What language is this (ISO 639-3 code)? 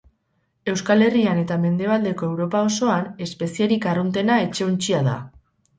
eus